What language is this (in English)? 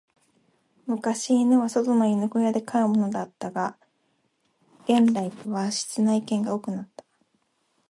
Japanese